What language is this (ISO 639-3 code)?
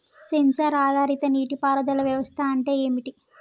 tel